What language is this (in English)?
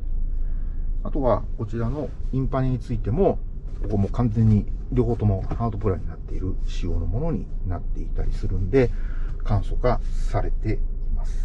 Japanese